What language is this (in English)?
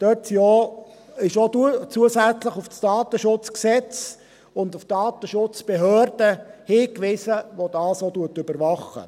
Swiss German